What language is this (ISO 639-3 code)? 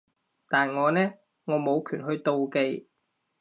yue